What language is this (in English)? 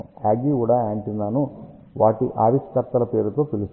Telugu